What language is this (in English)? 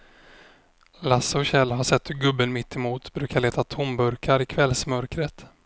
Swedish